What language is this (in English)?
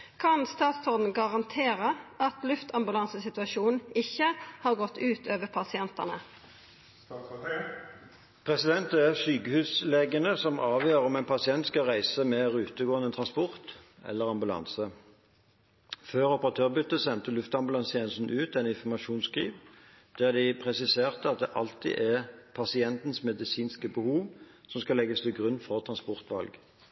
Norwegian